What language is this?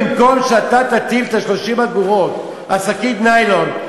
Hebrew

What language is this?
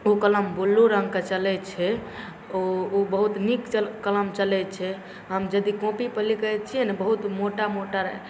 Maithili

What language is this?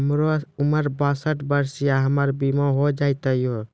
Maithili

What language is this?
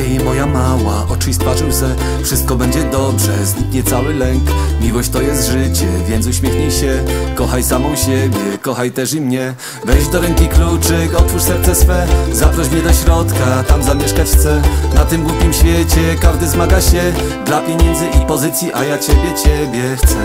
Polish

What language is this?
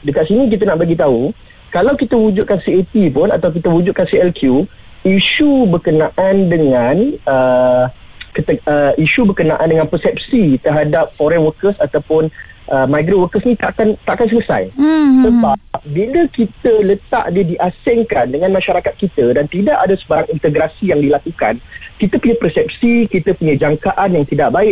Malay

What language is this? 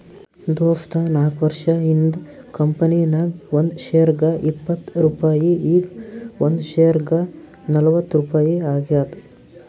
Kannada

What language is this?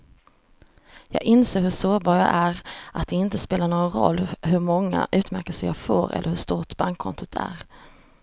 Swedish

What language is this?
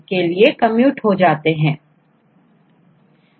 Hindi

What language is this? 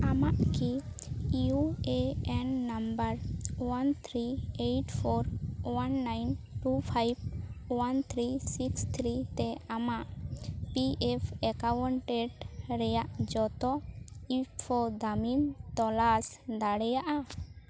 Santali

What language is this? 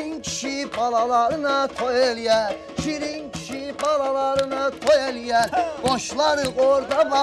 Azerbaijani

